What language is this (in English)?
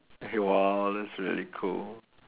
English